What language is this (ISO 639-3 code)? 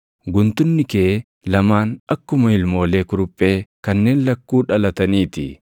orm